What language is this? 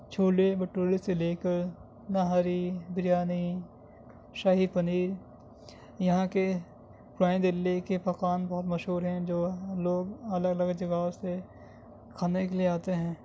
Urdu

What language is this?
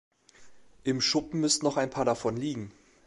German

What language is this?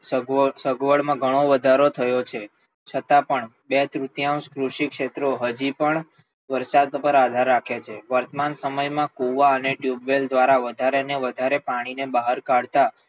Gujarati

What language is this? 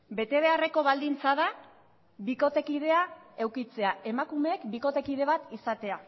Basque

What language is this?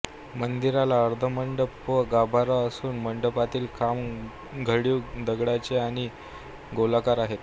Marathi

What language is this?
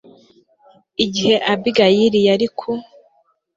Kinyarwanda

